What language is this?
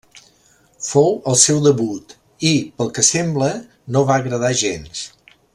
Catalan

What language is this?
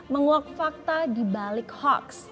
Indonesian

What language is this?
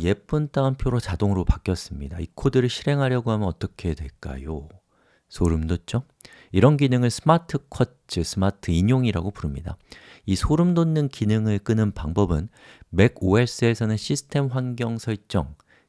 Korean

